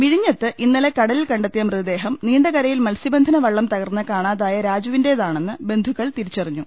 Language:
Malayalam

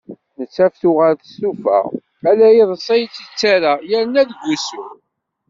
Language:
Kabyle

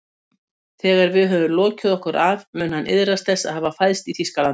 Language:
Icelandic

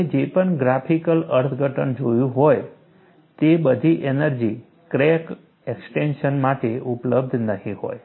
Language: Gujarati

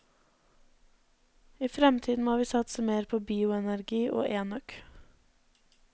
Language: Norwegian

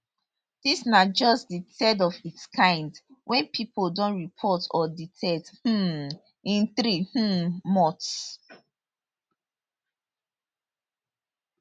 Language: Nigerian Pidgin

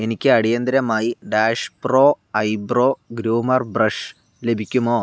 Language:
Malayalam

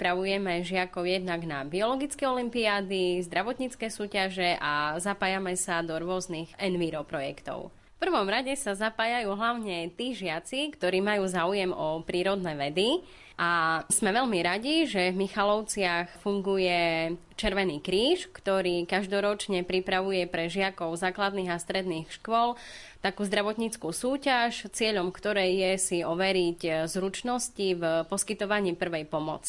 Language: Slovak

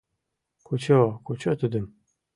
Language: Mari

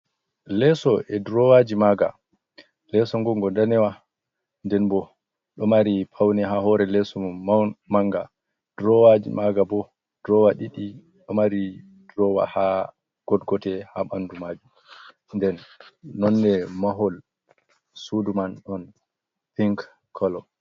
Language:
Fula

